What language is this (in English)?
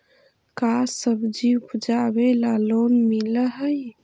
Magahi